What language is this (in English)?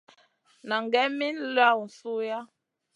Masana